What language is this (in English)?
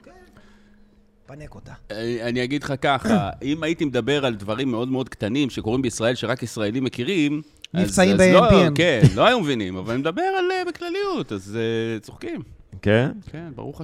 Hebrew